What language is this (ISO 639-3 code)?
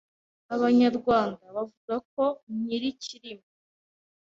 kin